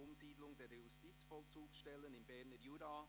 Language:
Swiss German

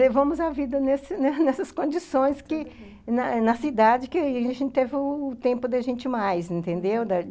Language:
Portuguese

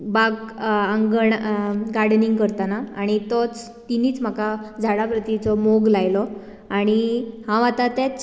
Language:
Konkani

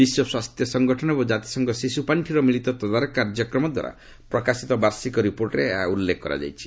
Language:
Odia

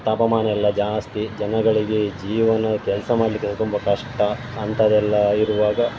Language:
Kannada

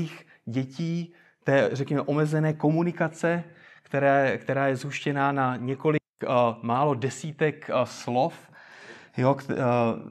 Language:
Czech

